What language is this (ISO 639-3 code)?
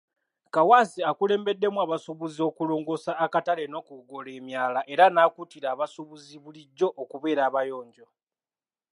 lug